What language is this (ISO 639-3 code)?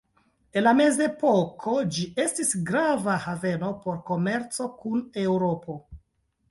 epo